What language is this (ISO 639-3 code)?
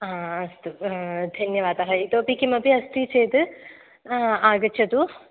san